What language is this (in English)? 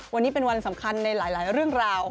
Thai